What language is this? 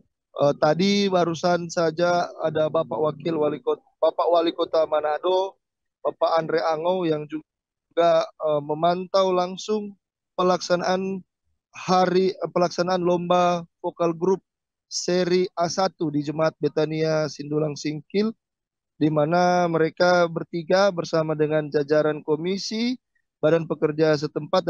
Indonesian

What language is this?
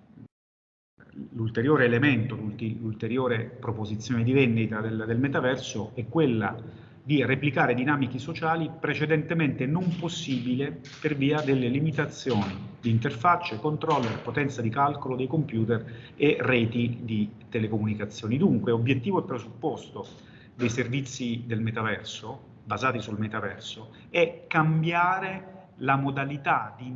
Italian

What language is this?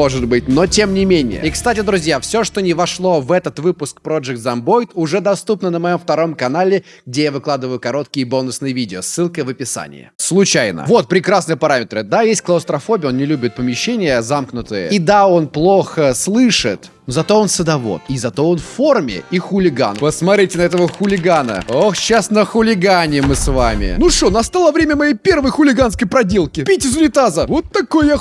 Russian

